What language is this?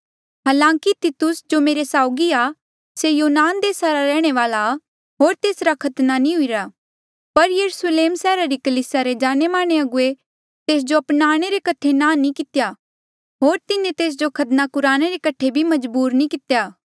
Mandeali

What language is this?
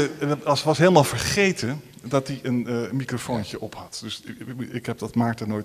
Dutch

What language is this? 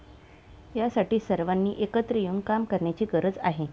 Marathi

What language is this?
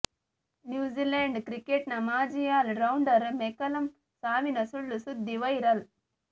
Kannada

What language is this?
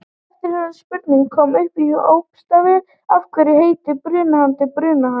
Icelandic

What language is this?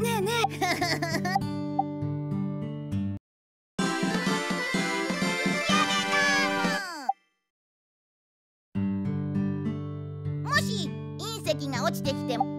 Japanese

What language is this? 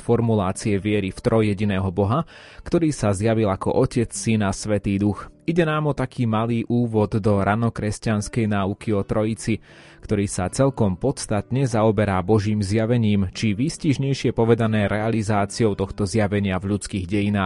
Slovak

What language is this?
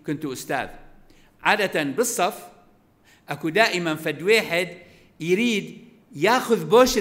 Arabic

